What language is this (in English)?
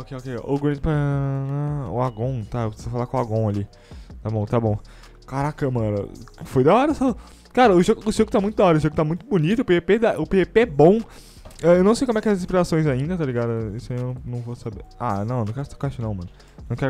Portuguese